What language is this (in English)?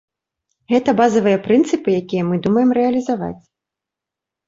Belarusian